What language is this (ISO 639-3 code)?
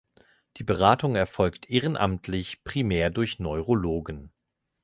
deu